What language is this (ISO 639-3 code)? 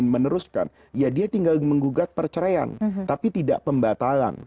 ind